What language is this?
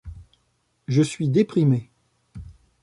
French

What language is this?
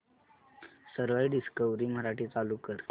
Marathi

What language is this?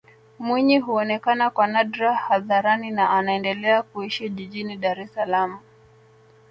Swahili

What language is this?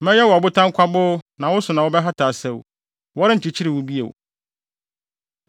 Akan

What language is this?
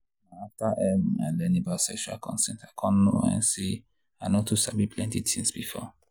Nigerian Pidgin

